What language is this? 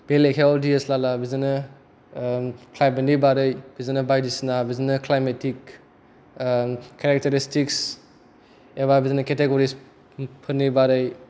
Bodo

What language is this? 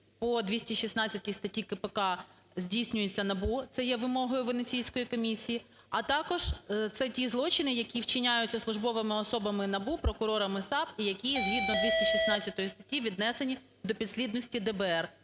Ukrainian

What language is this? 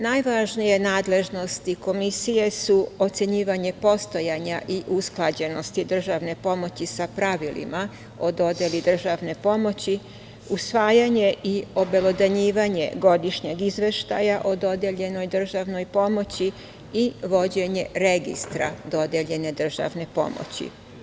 Serbian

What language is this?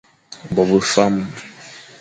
Fang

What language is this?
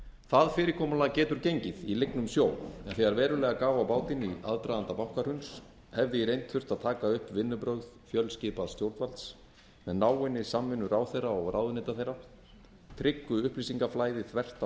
Icelandic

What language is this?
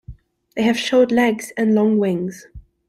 English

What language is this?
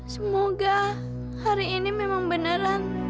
Indonesian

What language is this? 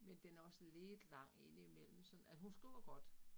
Danish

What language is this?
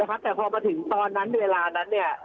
Thai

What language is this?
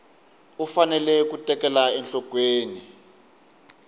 Tsonga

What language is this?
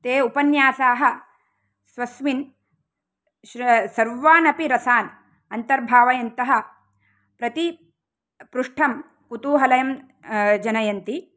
Sanskrit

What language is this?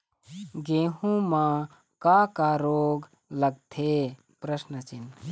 Chhattisgarhi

